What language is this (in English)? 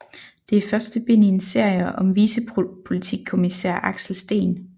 Danish